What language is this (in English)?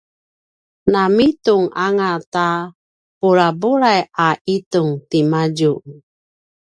Paiwan